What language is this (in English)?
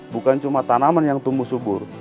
Indonesian